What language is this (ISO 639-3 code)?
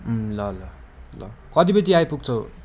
nep